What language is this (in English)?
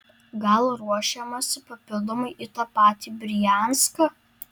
Lithuanian